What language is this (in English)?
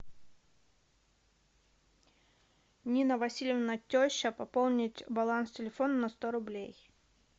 Russian